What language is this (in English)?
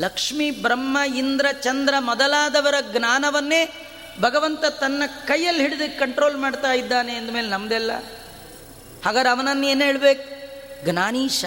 Kannada